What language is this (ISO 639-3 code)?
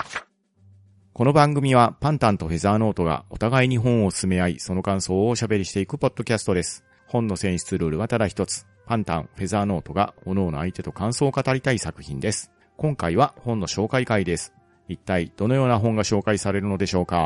jpn